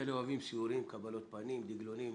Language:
Hebrew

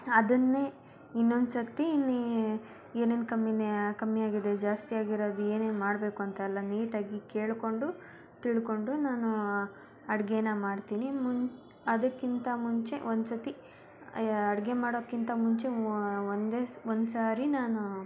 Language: Kannada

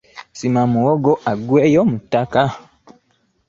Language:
Ganda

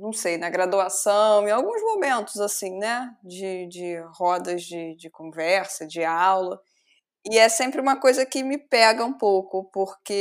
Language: Portuguese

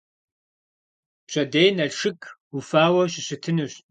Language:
Kabardian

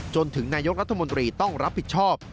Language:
Thai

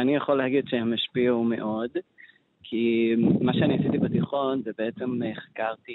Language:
Hebrew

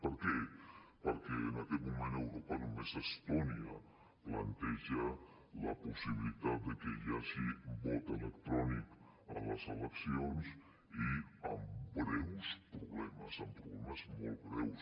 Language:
Catalan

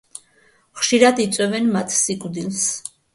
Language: Georgian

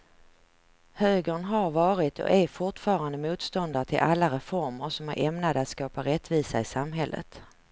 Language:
Swedish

